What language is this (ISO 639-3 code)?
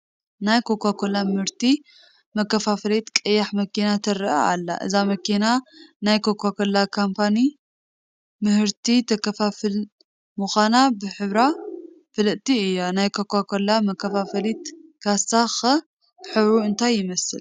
tir